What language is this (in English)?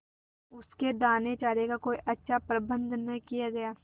Hindi